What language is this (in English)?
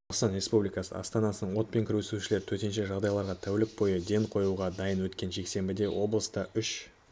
Kazakh